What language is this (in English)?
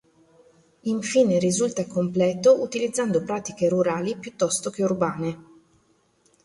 Italian